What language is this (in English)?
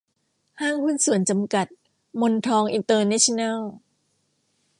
Thai